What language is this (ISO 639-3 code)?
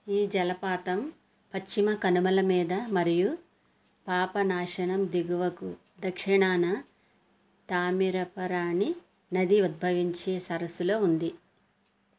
tel